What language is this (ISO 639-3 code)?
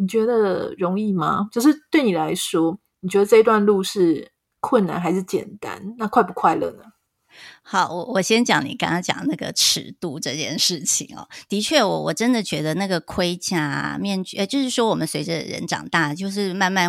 zho